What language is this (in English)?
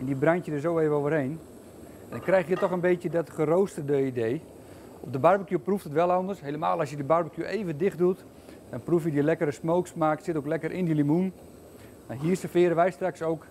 Dutch